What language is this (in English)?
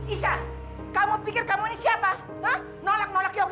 Indonesian